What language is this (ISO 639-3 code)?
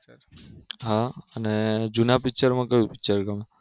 guj